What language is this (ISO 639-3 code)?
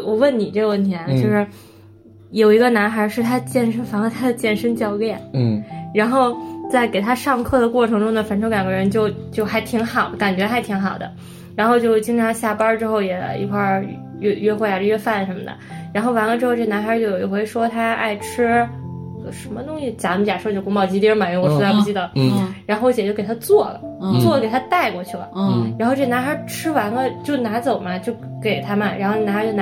zho